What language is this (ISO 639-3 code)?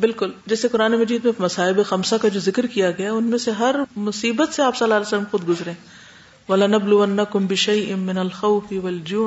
urd